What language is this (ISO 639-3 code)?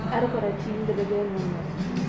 kaz